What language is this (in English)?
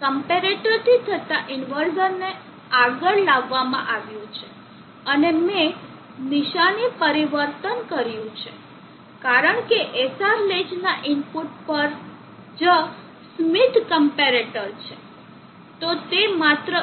Gujarati